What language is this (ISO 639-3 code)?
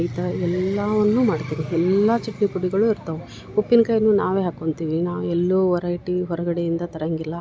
kan